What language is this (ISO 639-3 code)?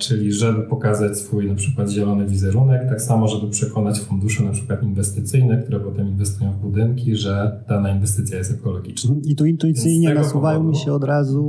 pol